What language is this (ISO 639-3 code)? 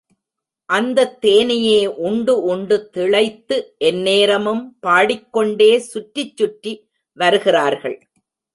tam